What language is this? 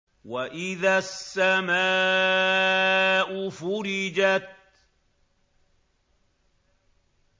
Arabic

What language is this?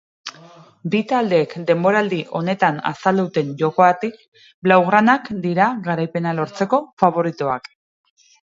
Basque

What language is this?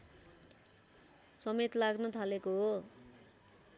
Nepali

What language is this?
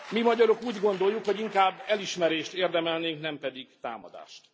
Hungarian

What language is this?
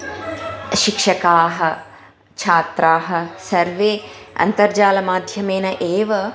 Sanskrit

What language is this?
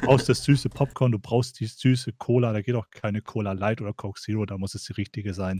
German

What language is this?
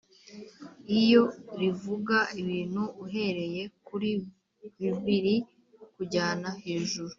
Kinyarwanda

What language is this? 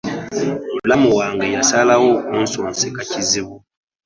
Ganda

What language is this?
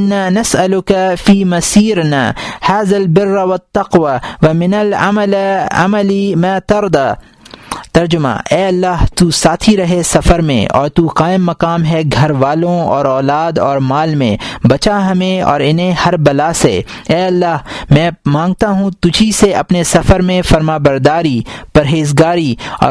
Urdu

